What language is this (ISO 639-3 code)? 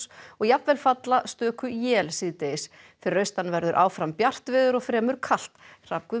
isl